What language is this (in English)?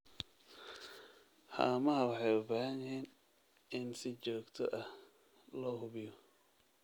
Somali